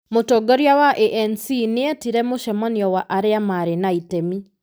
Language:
Kikuyu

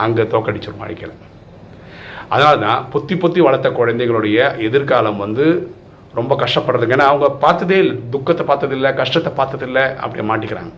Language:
Tamil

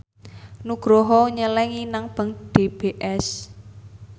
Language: Javanese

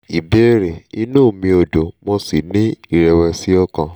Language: Yoruba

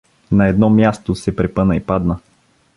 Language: Bulgarian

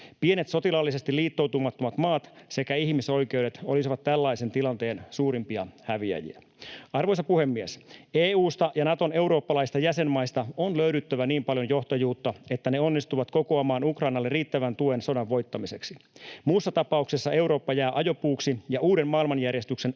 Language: Finnish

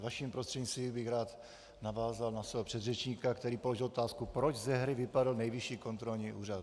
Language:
Czech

